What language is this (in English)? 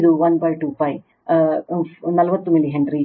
Kannada